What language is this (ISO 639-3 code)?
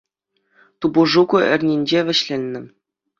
chv